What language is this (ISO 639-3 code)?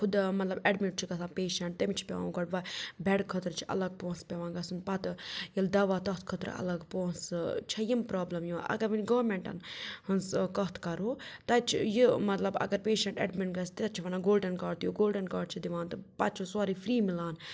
kas